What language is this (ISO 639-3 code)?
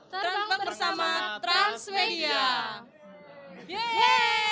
ind